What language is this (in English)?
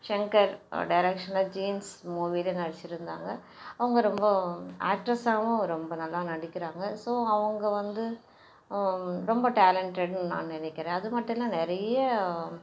Tamil